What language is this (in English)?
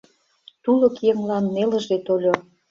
Mari